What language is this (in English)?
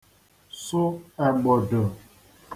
Igbo